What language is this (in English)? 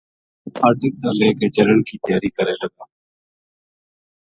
Gujari